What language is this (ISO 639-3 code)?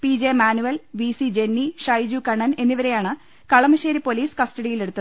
mal